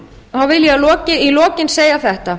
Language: Icelandic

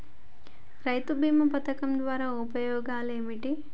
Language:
Telugu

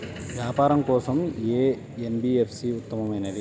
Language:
Telugu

